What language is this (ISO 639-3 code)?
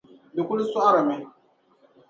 dag